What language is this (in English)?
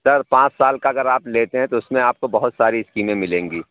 Urdu